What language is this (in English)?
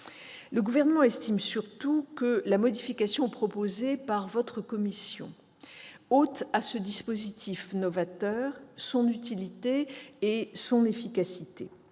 French